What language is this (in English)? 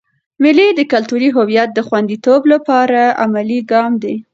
Pashto